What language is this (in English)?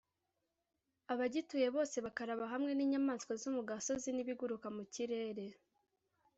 Kinyarwanda